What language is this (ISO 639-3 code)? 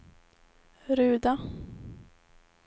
swe